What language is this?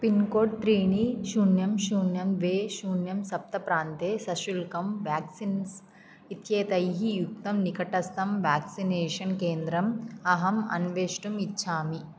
Sanskrit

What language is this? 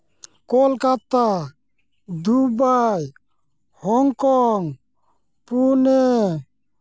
Santali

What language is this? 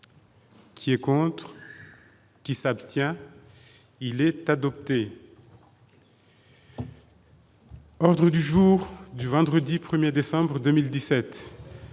French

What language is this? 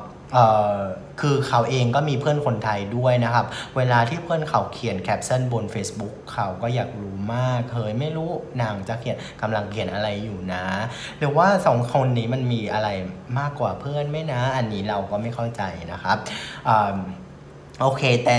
Thai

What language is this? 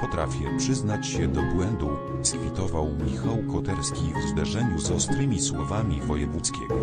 Polish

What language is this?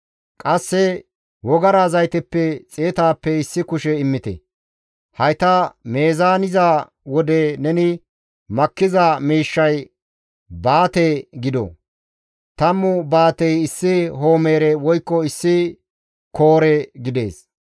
Gamo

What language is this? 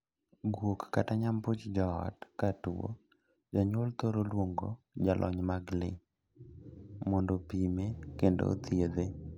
Luo (Kenya and Tanzania)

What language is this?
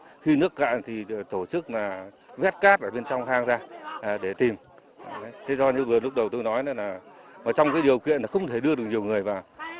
Vietnamese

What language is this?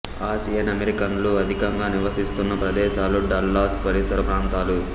Telugu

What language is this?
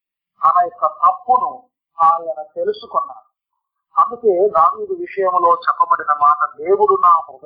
Telugu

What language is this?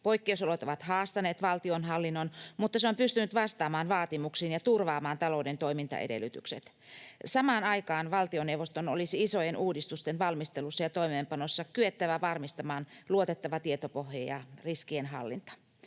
Finnish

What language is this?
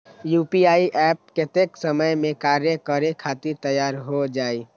Magahi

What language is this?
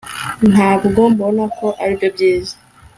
Kinyarwanda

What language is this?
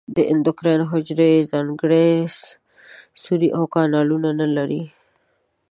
Pashto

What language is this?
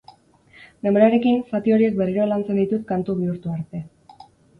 Basque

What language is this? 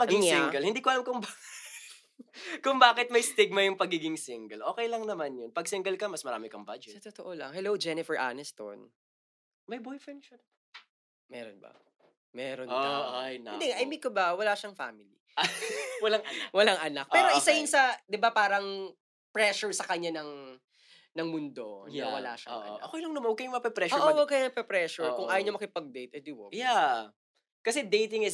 Filipino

